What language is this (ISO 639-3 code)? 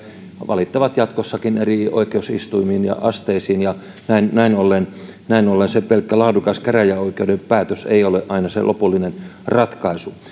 fin